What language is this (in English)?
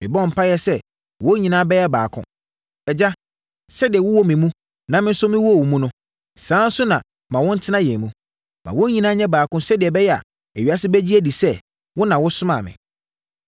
Akan